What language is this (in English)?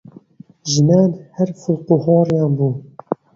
Central Kurdish